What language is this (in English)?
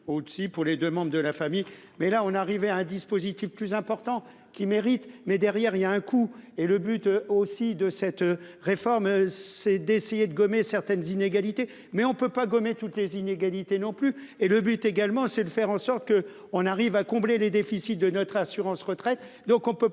French